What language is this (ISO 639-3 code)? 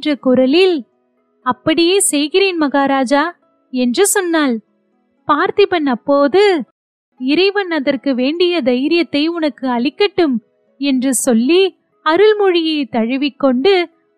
tam